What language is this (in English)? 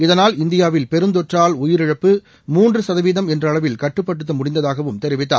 Tamil